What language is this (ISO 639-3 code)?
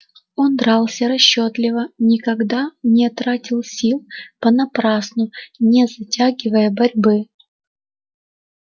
rus